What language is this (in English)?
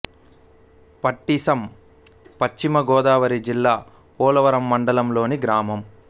Telugu